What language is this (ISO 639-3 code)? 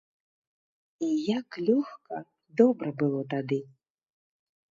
bel